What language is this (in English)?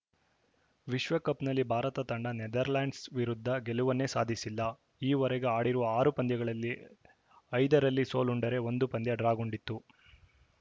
Kannada